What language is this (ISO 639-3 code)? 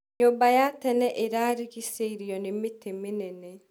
kik